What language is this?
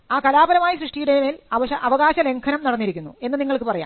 Malayalam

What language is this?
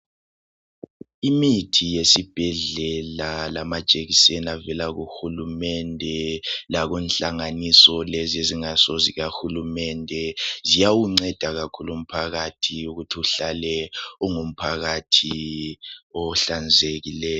North Ndebele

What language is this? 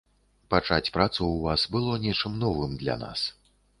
Belarusian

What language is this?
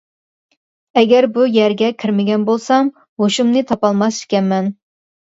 Uyghur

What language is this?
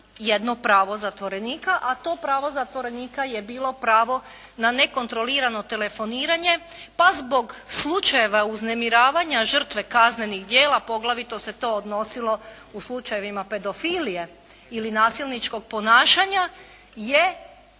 Croatian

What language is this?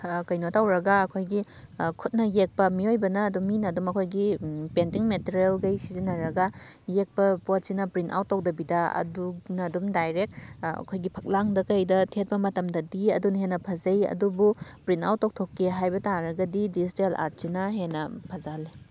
Manipuri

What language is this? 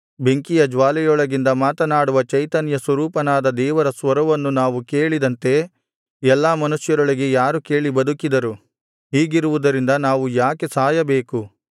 Kannada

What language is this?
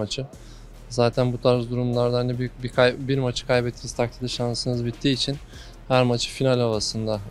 Turkish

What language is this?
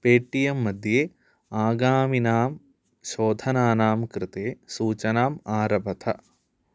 Sanskrit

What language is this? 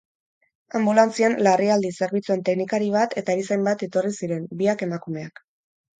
Basque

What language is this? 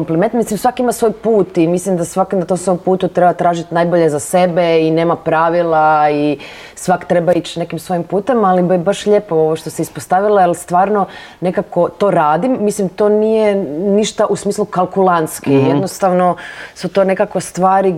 Croatian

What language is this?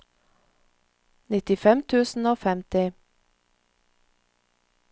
Norwegian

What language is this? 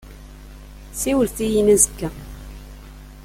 Kabyle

